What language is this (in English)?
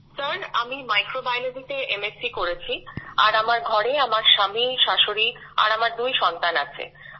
Bangla